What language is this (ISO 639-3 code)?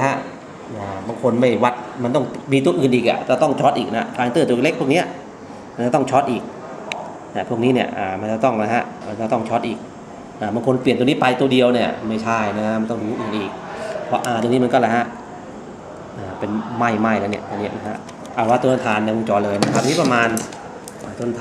tha